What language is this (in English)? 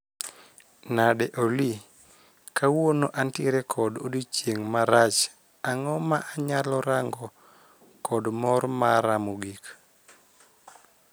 Luo (Kenya and Tanzania)